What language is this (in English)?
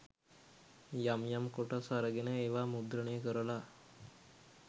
Sinhala